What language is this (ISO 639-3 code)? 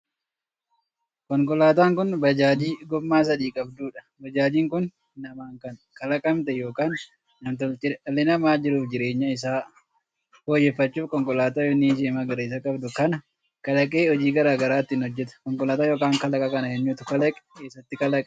orm